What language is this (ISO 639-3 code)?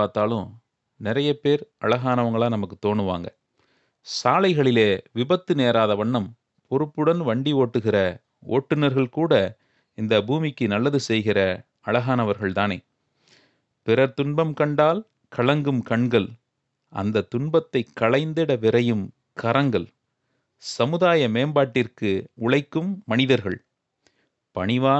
tam